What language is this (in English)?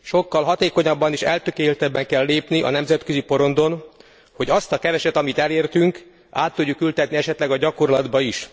Hungarian